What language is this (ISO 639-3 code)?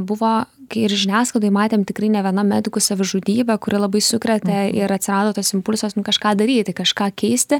lit